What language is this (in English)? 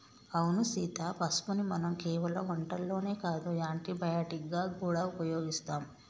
Telugu